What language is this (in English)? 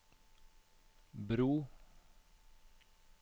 Norwegian